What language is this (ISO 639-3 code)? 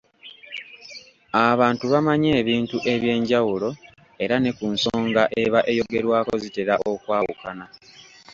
lug